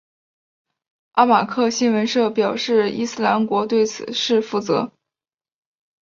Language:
Chinese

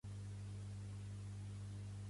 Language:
Catalan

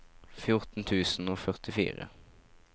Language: Norwegian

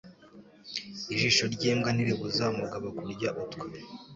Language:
Kinyarwanda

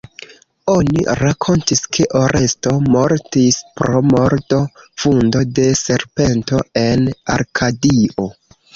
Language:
Esperanto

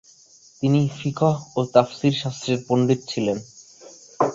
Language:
Bangla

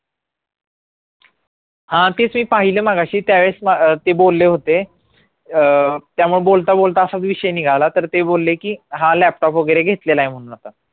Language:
Marathi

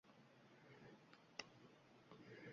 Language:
Uzbek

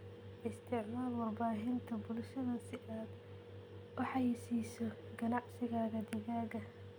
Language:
Somali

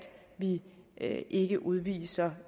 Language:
Danish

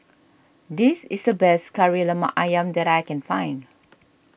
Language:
English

